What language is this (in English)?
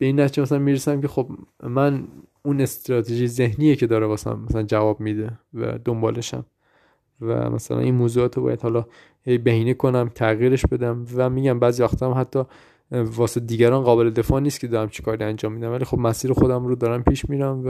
Persian